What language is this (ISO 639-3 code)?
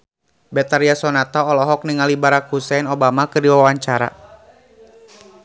sun